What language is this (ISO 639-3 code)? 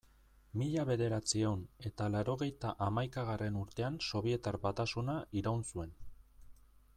eus